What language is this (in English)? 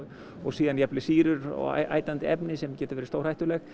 Icelandic